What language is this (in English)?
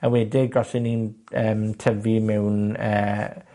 Welsh